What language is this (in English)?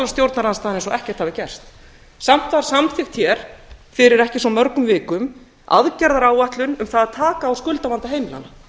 Icelandic